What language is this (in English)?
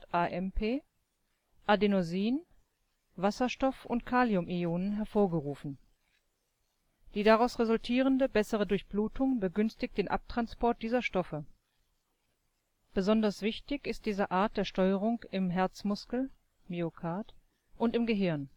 German